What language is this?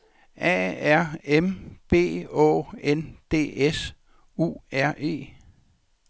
Danish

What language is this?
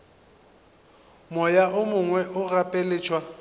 Northern Sotho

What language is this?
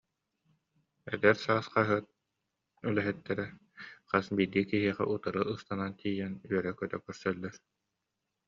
Yakut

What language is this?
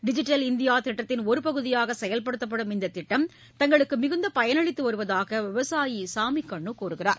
Tamil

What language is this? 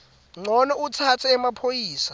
Swati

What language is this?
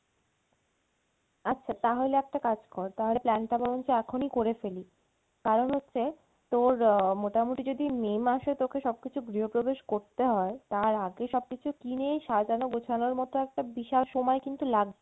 Bangla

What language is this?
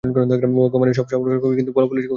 Bangla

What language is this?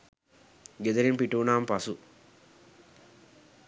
Sinhala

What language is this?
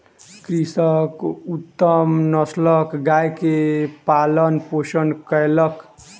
Maithili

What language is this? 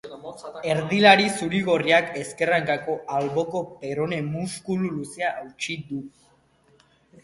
Basque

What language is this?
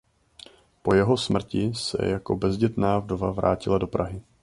Czech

